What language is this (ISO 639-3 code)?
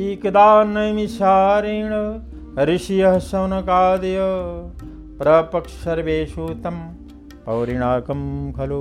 hin